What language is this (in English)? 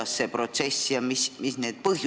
Estonian